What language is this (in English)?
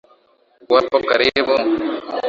Swahili